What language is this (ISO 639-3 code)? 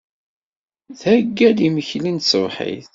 kab